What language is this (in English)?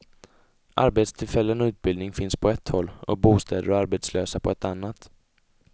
Swedish